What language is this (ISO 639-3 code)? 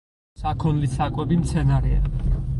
kat